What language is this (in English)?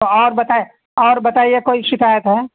Urdu